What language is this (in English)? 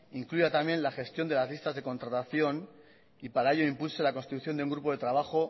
Spanish